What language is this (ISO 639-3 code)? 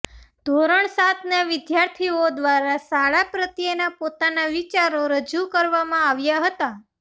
guj